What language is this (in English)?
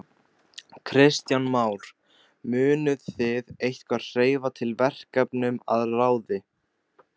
Icelandic